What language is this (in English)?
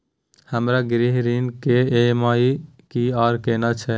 Maithili